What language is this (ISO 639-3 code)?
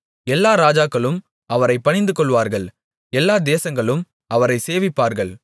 tam